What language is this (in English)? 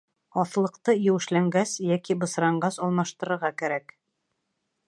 Bashkir